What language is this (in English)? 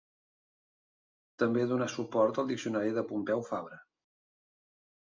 Catalan